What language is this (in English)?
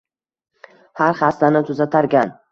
Uzbek